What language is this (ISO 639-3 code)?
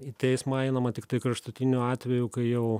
lit